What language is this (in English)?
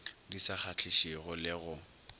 Northern Sotho